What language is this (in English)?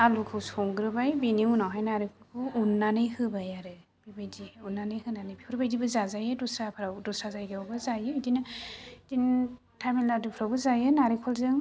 Bodo